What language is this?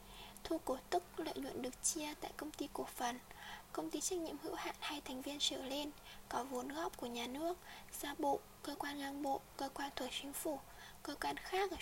Vietnamese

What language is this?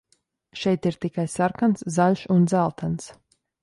Latvian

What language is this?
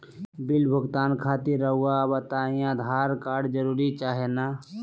Magahi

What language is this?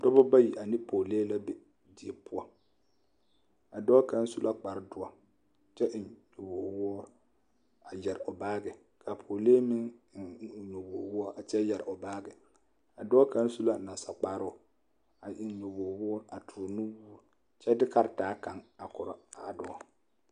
Southern Dagaare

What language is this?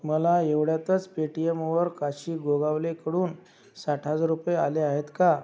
Marathi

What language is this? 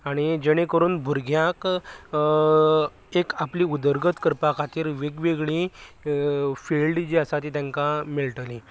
Konkani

